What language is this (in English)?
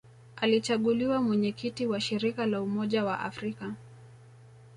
Swahili